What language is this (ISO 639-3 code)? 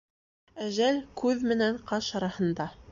bak